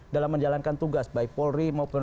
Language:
Indonesian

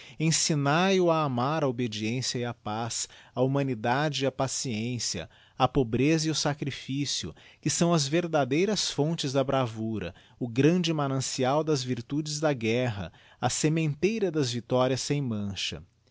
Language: Portuguese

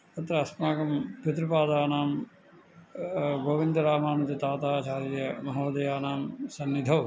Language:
Sanskrit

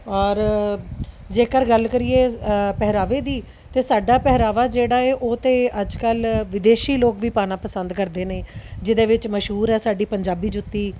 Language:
Punjabi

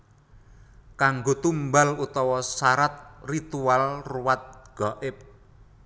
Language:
Javanese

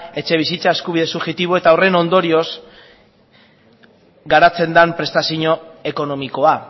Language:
Basque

